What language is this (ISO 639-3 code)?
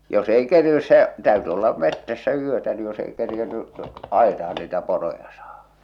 fin